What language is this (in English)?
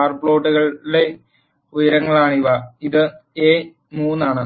Malayalam